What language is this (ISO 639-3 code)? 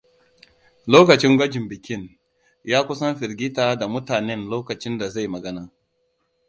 hau